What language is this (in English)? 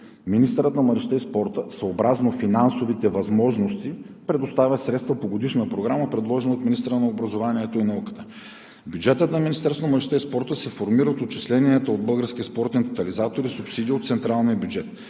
Bulgarian